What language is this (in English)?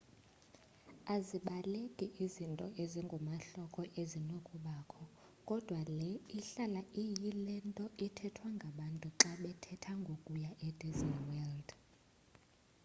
Xhosa